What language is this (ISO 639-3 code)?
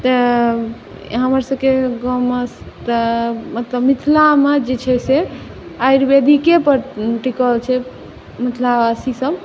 mai